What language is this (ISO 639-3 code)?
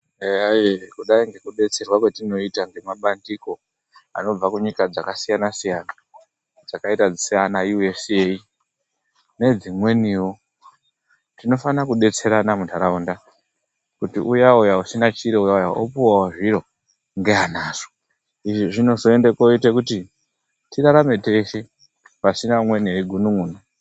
ndc